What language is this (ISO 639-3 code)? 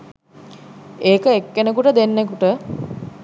sin